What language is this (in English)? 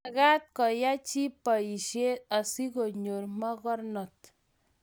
Kalenjin